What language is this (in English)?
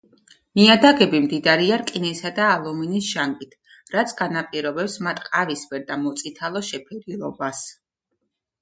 Georgian